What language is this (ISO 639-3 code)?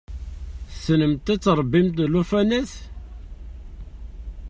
kab